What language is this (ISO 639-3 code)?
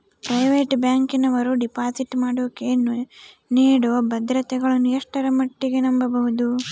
kan